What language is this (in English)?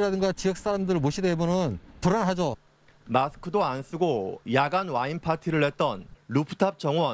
Korean